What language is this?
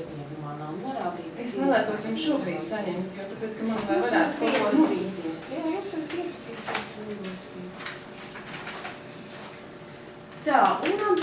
Portuguese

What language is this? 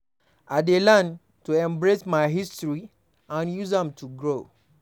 Nigerian Pidgin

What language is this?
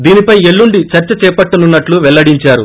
Telugu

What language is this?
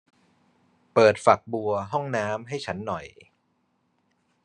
Thai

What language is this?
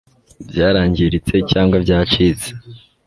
Kinyarwanda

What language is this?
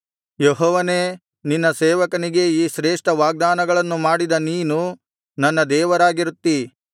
Kannada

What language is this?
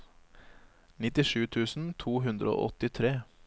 Norwegian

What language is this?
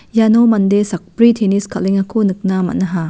Garo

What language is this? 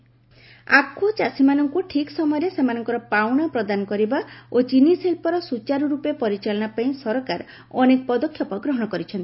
Odia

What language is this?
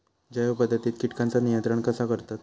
Marathi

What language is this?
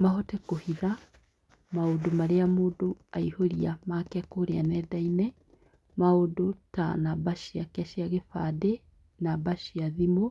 Kikuyu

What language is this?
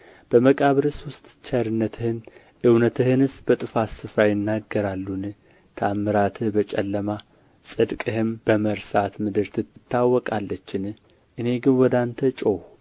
Amharic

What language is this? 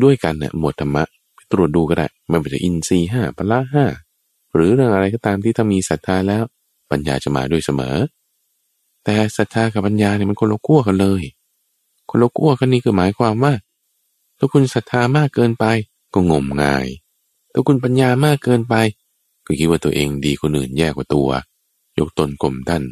Thai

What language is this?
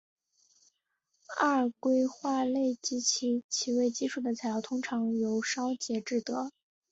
Chinese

